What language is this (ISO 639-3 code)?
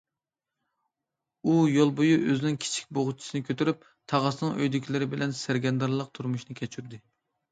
uig